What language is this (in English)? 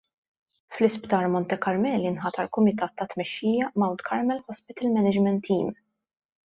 Maltese